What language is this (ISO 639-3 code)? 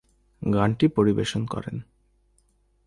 ben